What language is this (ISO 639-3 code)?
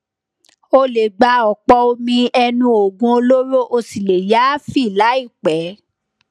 yor